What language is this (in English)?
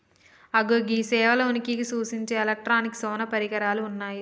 Telugu